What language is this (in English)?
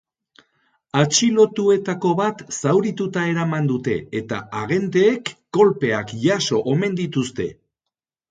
Basque